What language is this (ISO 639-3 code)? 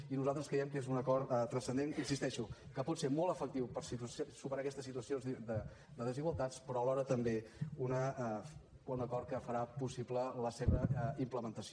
cat